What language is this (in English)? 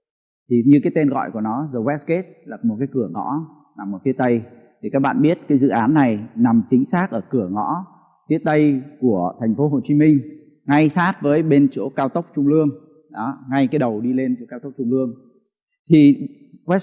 Vietnamese